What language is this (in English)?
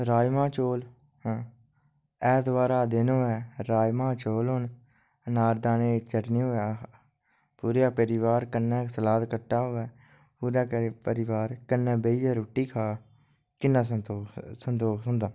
Dogri